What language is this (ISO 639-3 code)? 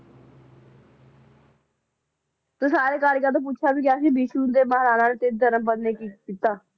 pan